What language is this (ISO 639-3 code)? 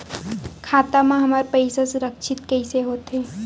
hne